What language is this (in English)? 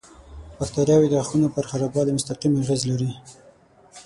Pashto